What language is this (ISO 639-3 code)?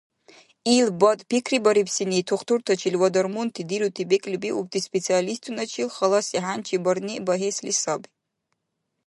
dar